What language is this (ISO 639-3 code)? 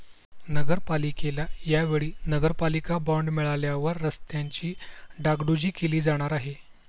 mar